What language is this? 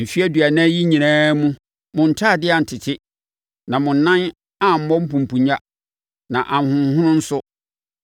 Akan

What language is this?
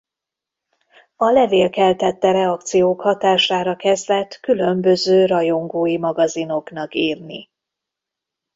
Hungarian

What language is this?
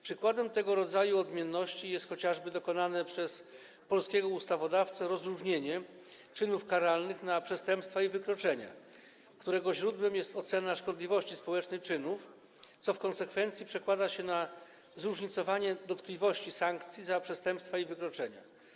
Polish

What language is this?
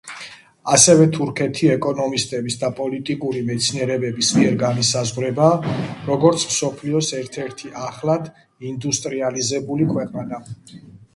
Georgian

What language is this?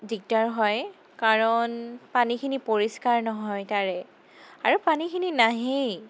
Assamese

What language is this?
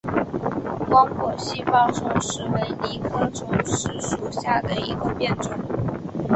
Chinese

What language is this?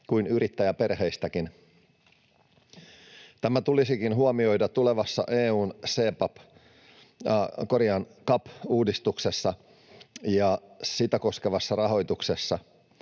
Finnish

